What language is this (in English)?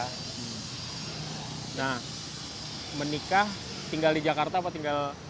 Indonesian